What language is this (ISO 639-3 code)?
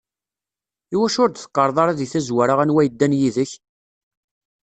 kab